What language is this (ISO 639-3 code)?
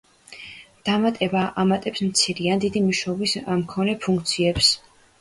kat